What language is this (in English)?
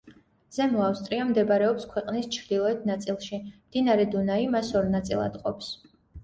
Georgian